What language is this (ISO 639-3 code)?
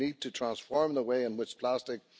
fin